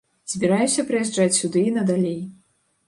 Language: Belarusian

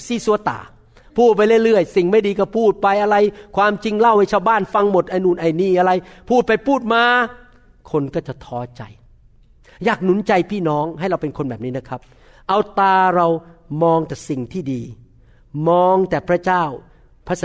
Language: Thai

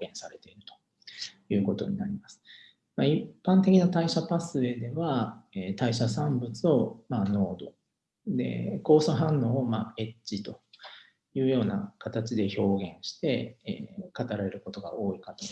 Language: Japanese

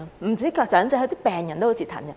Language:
Cantonese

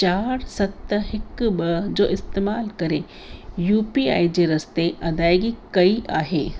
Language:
Sindhi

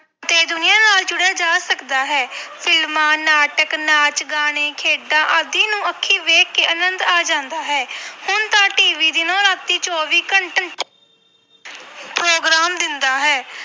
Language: Punjabi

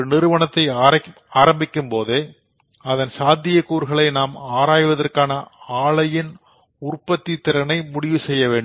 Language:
Tamil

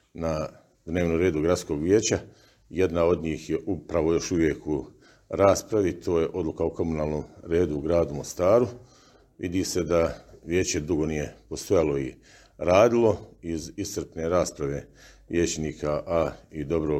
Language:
Croatian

